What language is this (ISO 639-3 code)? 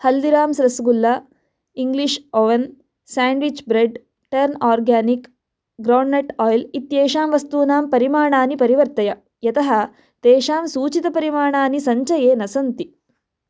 san